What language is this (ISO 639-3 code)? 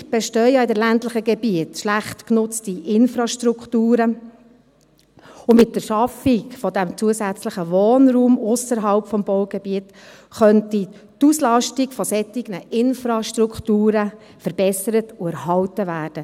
gsw